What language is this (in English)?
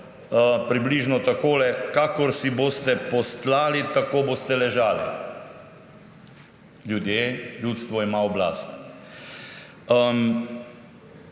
Slovenian